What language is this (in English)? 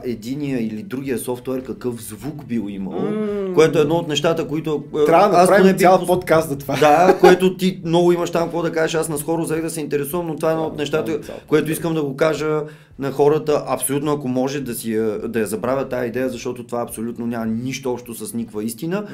Bulgarian